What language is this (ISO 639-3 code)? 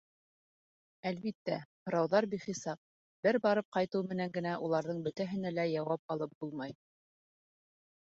bak